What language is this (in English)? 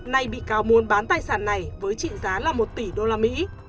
Vietnamese